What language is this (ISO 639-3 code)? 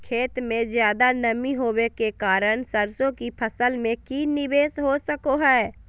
mag